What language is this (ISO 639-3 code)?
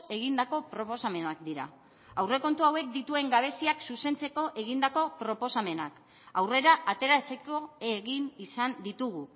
eus